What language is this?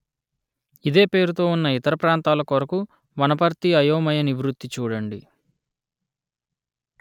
Telugu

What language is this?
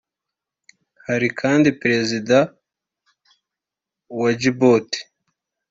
Kinyarwanda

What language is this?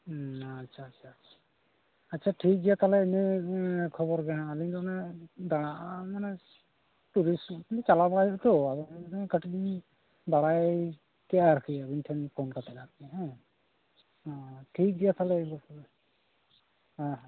Santali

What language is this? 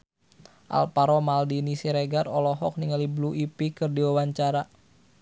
Sundanese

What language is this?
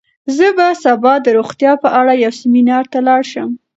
Pashto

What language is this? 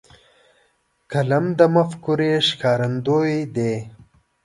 Pashto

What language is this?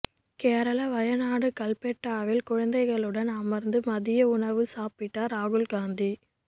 Tamil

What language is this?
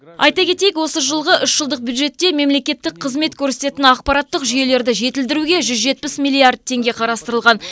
Kazakh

